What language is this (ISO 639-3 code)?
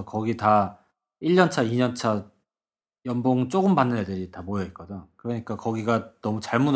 kor